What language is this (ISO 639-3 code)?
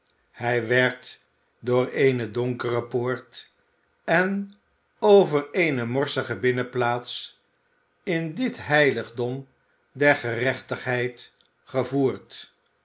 nld